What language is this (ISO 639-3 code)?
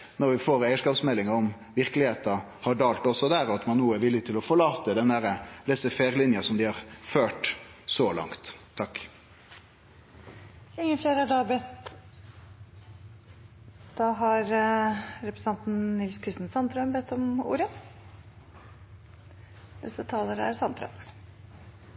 nor